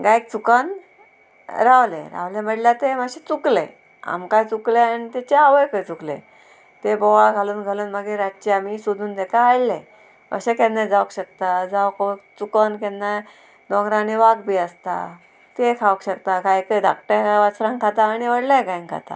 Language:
Konkani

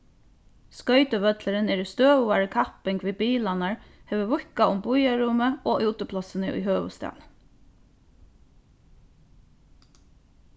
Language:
Faroese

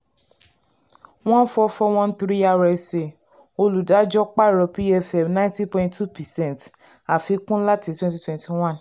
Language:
Yoruba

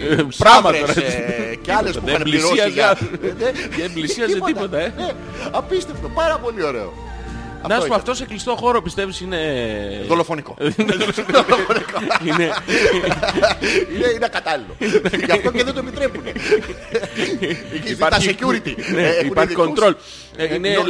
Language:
Greek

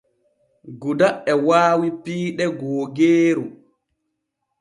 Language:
Borgu Fulfulde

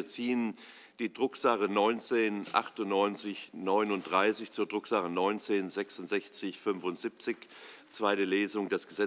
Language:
German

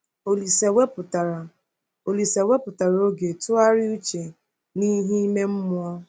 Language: Igbo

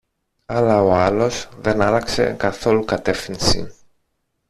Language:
Greek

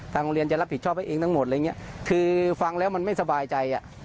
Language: Thai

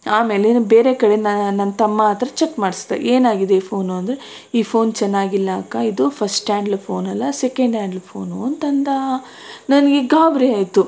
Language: Kannada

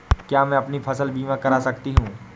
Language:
Hindi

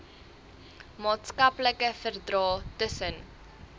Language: Afrikaans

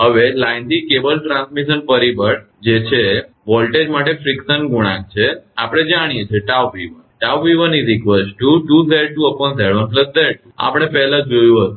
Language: Gujarati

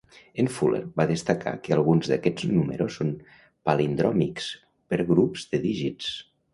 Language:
Catalan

